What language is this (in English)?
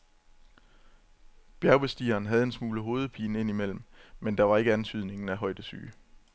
Danish